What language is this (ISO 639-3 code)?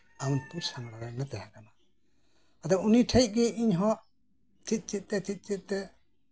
sat